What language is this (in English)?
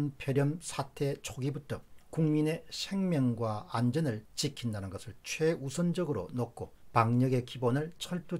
Korean